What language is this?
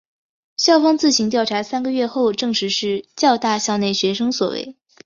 Chinese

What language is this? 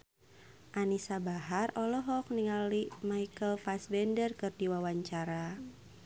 Sundanese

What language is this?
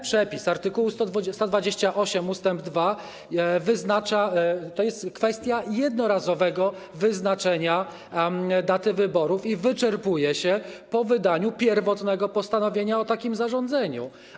Polish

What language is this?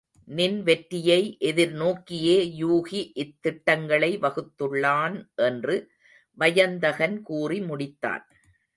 Tamil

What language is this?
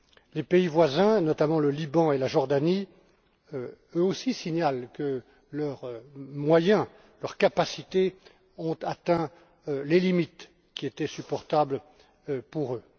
French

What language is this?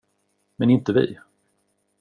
Swedish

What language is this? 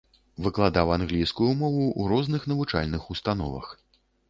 Belarusian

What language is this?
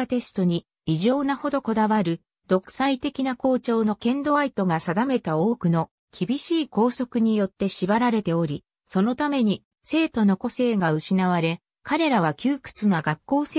Japanese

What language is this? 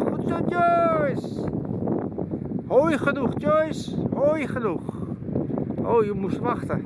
Dutch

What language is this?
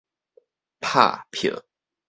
Min Nan Chinese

